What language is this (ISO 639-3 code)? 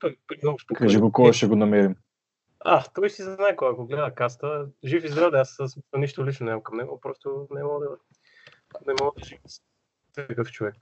bul